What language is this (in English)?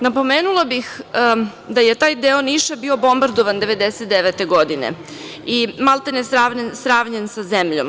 Serbian